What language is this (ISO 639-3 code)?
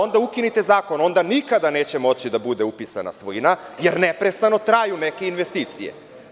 srp